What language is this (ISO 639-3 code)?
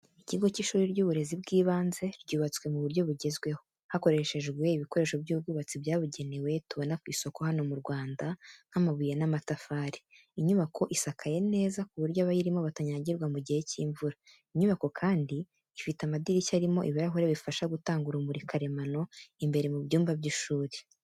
kin